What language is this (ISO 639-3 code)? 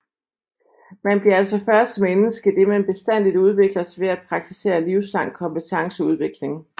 dan